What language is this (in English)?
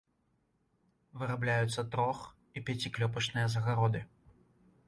Belarusian